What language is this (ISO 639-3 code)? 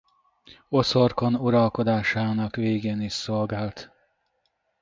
hun